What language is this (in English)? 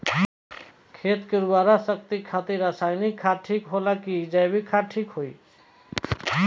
Bhojpuri